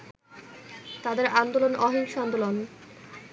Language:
Bangla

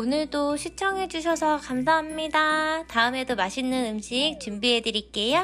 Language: Korean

